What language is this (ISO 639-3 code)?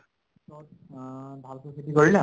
asm